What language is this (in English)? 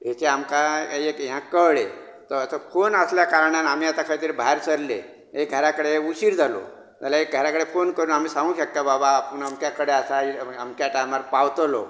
Konkani